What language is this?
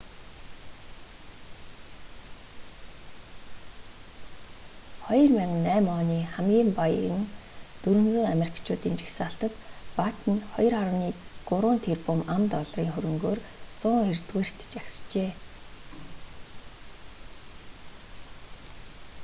Mongolian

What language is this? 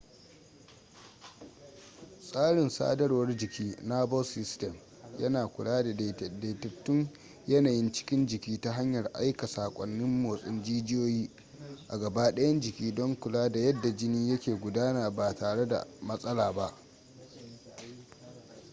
Hausa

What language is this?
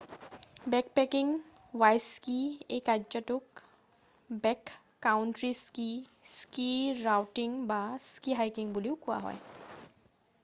Assamese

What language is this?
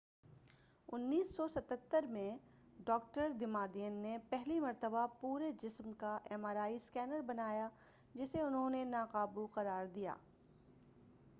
Urdu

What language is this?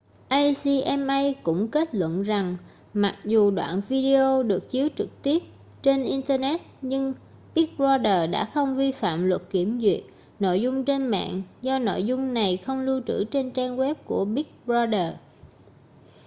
Vietnamese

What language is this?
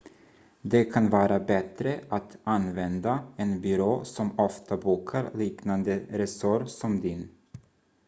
Swedish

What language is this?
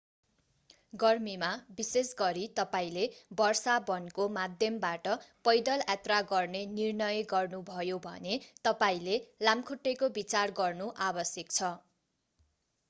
Nepali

